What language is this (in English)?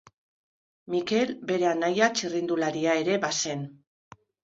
Basque